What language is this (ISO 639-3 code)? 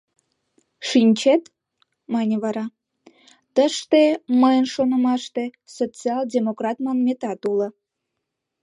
chm